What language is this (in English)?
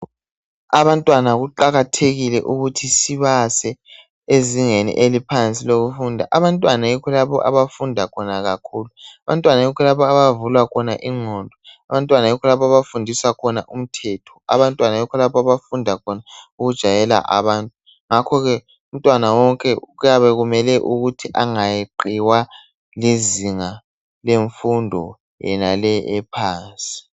North Ndebele